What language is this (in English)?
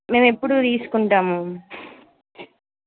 Telugu